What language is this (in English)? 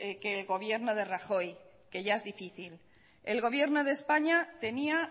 Spanish